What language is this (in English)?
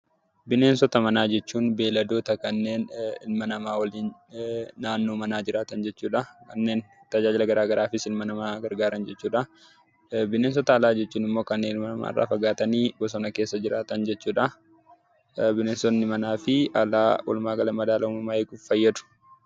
Oromo